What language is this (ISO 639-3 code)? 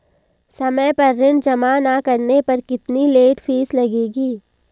hin